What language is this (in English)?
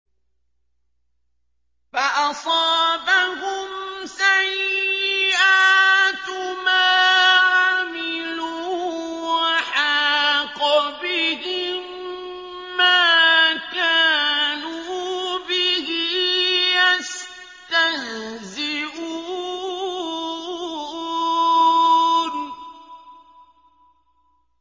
Arabic